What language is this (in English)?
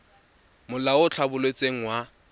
Tswana